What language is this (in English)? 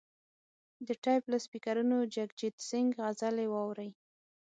Pashto